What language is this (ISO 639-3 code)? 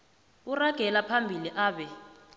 nbl